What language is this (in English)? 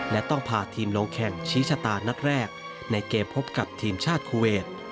Thai